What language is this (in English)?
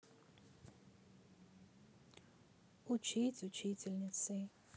Russian